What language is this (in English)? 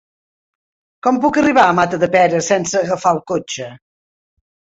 Catalan